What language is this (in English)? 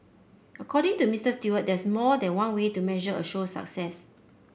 English